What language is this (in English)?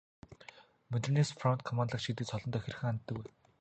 Mongolian